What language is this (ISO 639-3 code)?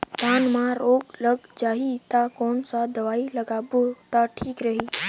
hne